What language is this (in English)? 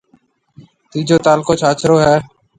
Marwari (Pakistan)